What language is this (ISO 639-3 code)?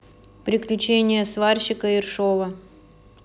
rus